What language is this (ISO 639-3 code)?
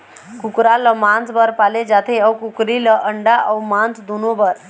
hne